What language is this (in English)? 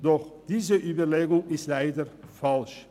Swiss German